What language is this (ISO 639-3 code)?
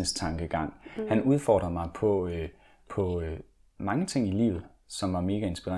dan